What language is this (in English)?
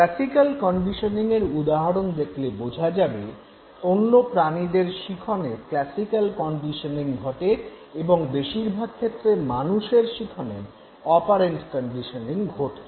Bangla